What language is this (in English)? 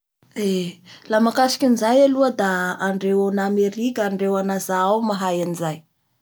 Bara Malagasy